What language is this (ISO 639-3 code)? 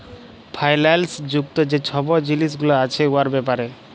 ben